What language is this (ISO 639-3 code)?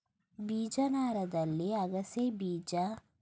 kan